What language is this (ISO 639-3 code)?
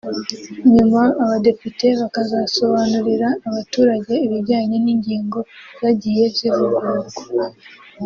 kin